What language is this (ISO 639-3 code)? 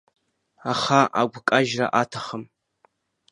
abk